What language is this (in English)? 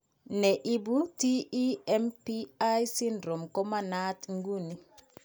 Kalenjin